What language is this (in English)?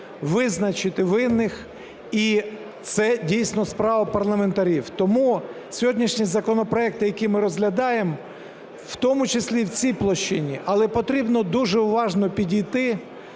Ukrainian